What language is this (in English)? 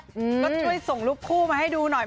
Thai